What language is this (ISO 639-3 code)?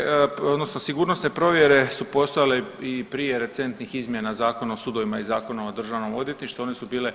hrv